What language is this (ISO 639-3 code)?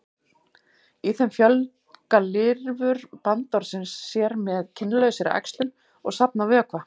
isl